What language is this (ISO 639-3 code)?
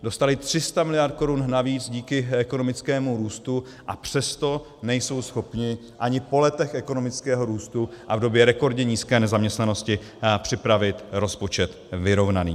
ces